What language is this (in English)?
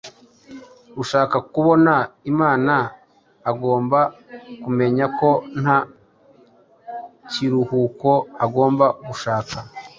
Kinyarwanda